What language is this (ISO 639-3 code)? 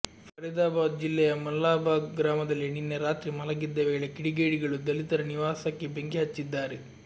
kan